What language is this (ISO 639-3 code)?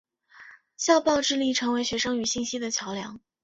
zho